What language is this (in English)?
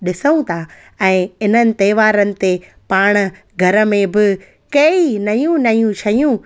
Sindhi